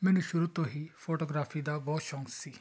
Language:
Punjabi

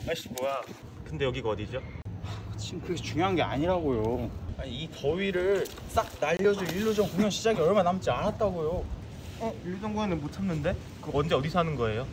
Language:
Korean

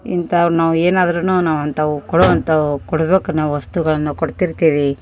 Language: Kannada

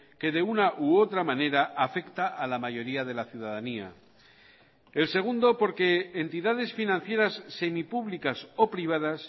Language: Spanish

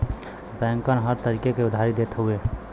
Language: Bhojpuri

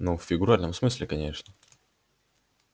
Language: Russian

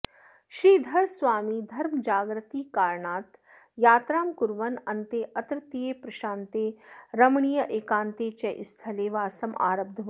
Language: Sanskrit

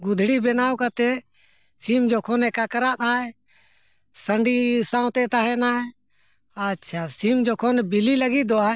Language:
Santali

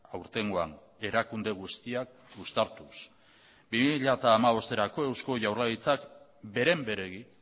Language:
Basque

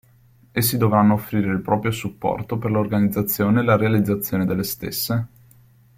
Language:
Italian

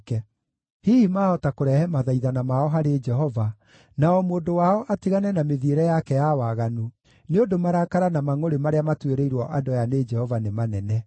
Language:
Kikuyu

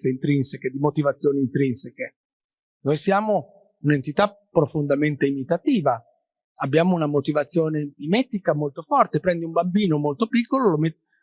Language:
Italian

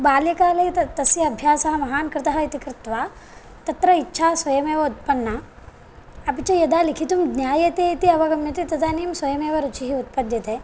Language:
Sanskrit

